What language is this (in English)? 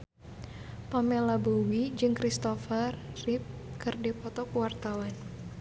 Sundanese